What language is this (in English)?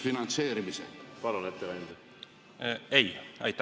Estonian